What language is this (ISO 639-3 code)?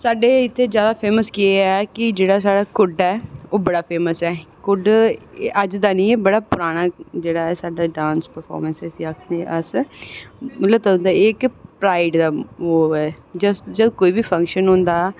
doi